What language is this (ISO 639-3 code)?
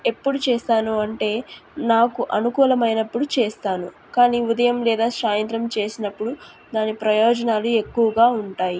tel